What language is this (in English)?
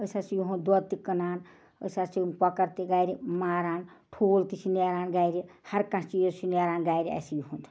Kashmiri